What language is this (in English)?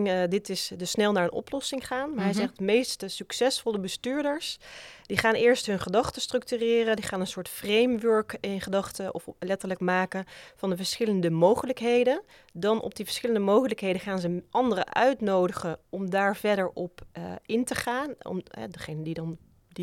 Dutch